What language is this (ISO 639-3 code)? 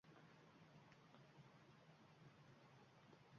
uzb